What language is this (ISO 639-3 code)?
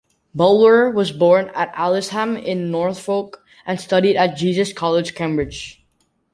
eng